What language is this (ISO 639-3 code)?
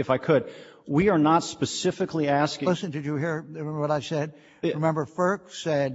eng